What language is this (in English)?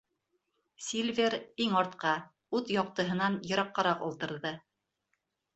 Bashkir